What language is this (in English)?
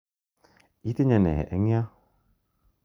Kalenjin